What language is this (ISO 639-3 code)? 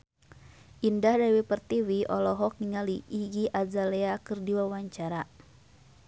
sun